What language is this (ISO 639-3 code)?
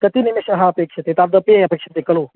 san